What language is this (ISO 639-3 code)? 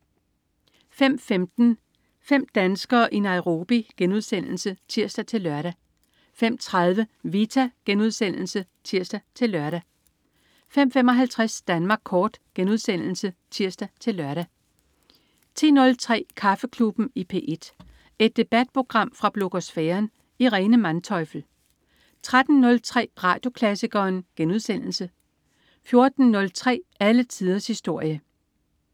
dan